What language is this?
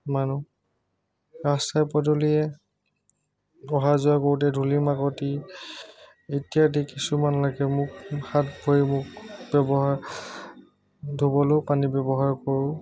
Assamese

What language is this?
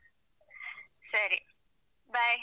Kannada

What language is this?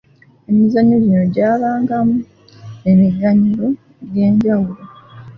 Ganda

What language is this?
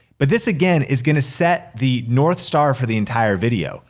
English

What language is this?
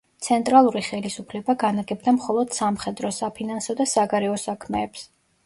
Georgian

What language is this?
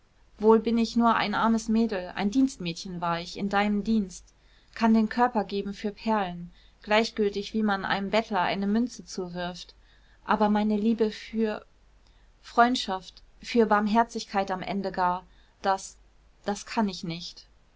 German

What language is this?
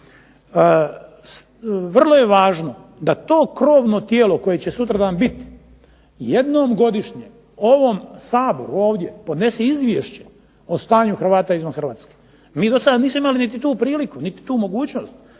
Croatian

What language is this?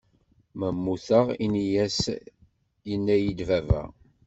Kabyle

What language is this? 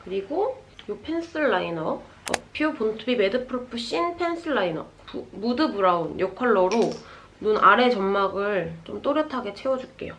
Korean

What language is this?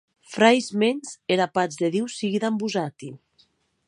Occitan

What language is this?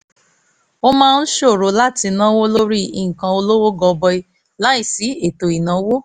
Yoruba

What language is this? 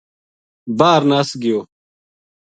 Gujari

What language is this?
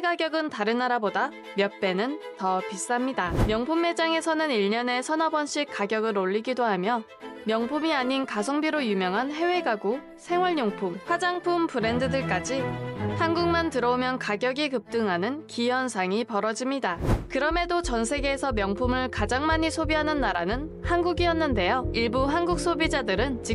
Korean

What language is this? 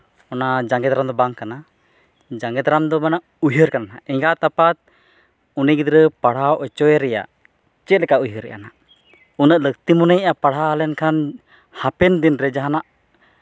Santali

